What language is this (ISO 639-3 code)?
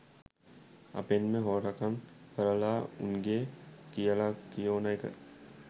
sin